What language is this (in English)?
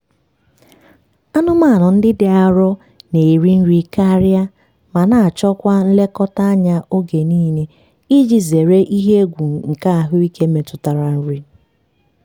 Igbo